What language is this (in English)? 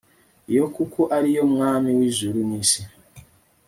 Kinyarwanda